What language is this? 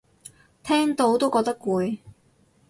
Cantonese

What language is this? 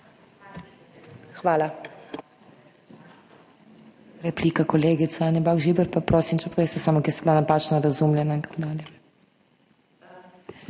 Slovenian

